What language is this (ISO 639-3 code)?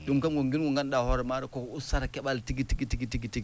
ful